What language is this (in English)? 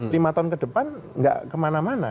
Indonesian